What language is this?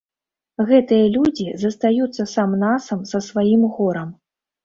Belarusian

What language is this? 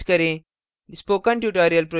Hindi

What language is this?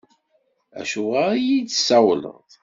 Kabyle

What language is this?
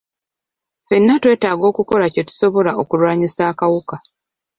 Ganda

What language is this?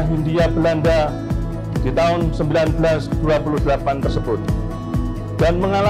Indonesian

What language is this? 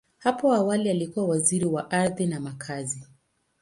Swahili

